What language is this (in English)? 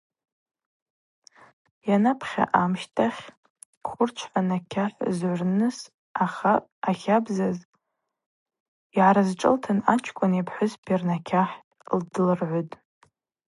Abaza